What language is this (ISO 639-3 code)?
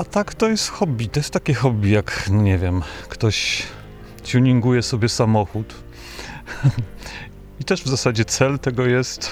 pol